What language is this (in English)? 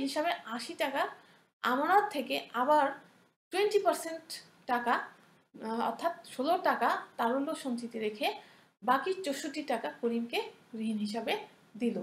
Hindi